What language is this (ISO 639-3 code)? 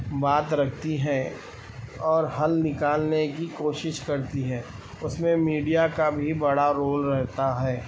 urd